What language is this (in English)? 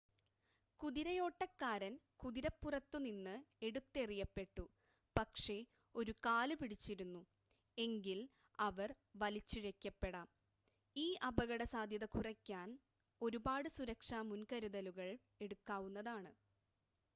Malayalam